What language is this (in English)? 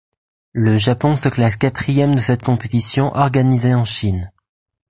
French